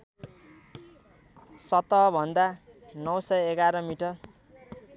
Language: Nepali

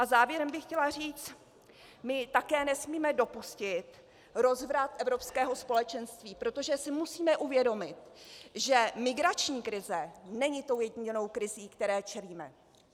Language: Czech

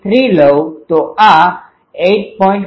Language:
Gujarati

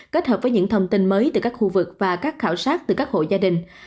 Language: Vietnamese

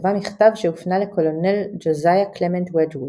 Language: Hebrew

